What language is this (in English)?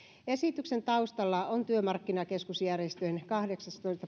Finnish